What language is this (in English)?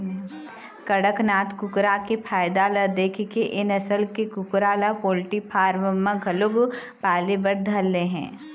Chhattisgarhi